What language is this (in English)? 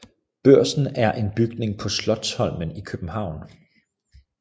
Danish